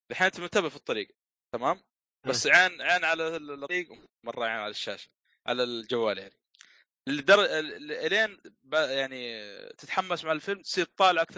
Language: Arabic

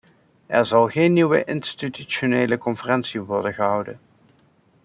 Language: Dutch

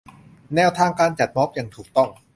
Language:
Thai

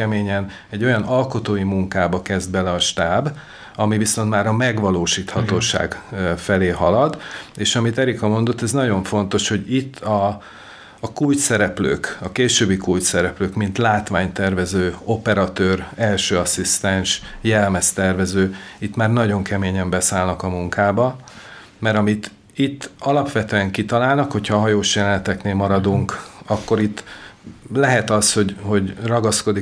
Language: Hungarian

